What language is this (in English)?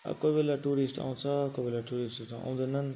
Nepali